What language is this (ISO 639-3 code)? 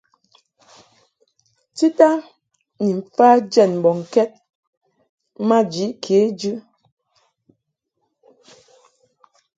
mhk